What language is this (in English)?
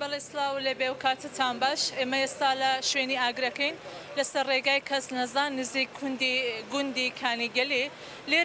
Arabic